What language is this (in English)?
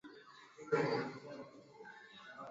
Swahili